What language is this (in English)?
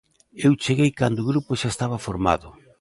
Galician